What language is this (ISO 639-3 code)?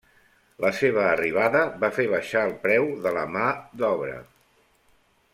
cat